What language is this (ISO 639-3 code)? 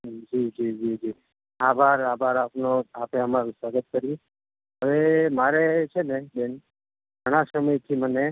guj